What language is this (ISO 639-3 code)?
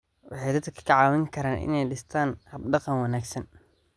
som